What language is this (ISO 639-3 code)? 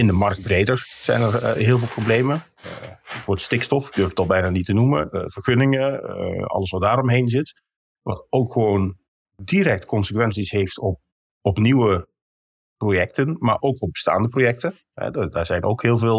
nld